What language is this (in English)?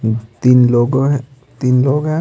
Hindi